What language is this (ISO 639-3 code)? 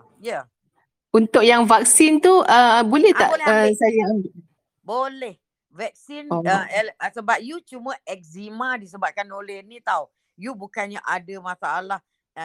msa